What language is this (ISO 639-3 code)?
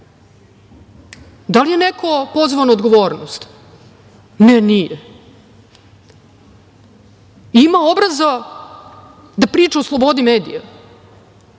srp